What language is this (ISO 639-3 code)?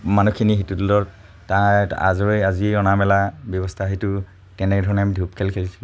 asm